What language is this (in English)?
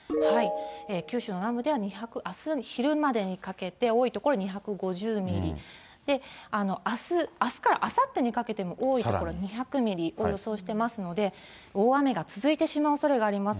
Japanese